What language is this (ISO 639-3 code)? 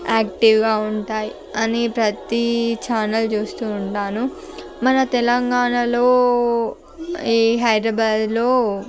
tel